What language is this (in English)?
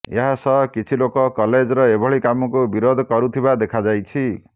Odia